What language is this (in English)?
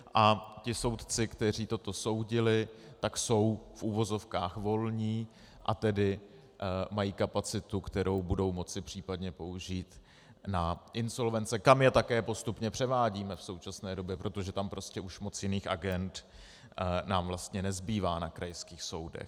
Czech